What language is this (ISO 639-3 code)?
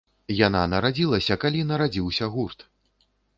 bel